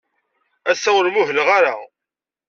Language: Kabyle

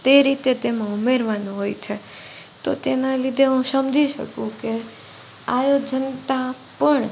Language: Gujarati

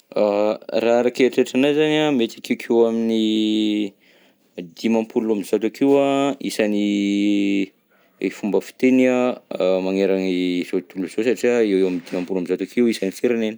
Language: Southern Betsimisaraka Malagasy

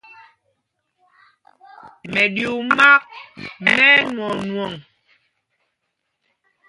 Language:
Mpumpong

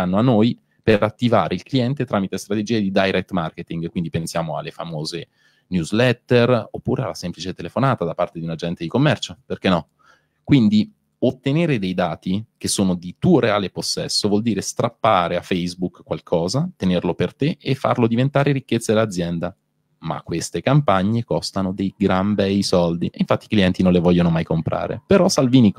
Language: Italian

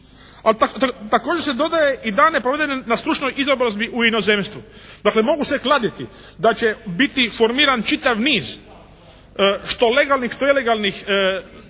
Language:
Croatian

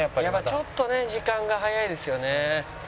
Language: Japanese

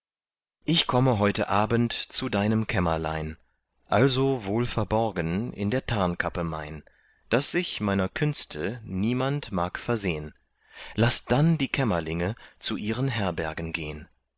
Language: German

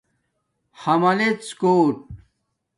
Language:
Domaaki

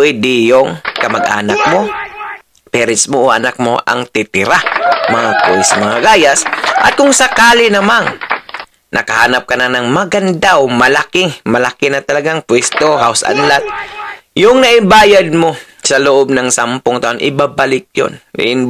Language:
Filipino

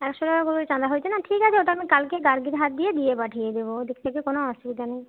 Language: Bangla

